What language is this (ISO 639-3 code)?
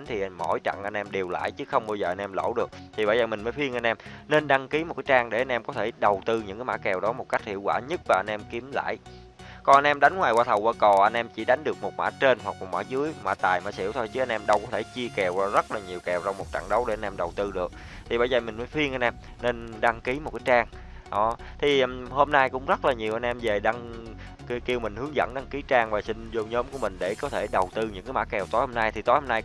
vie